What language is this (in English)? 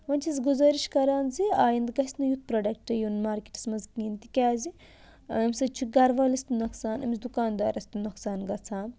Kashmiri